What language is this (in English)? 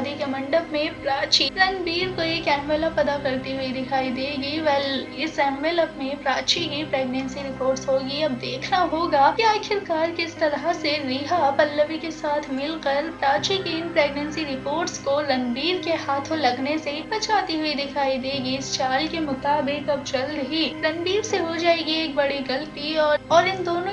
Hindi